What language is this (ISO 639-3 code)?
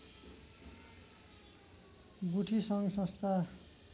nep